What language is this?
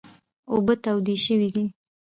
Pashto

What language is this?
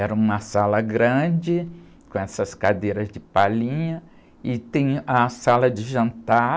Portuguese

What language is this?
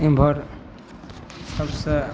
Maithili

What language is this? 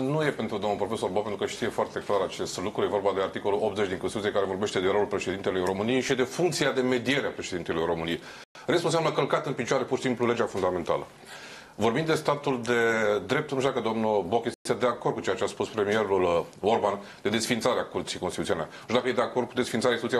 Romanian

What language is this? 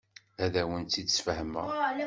Kabyle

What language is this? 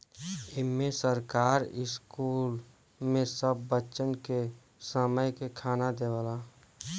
Bhojpuri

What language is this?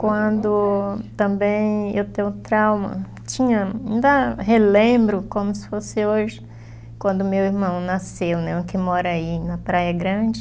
Portuguese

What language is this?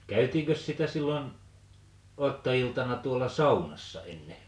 Finnish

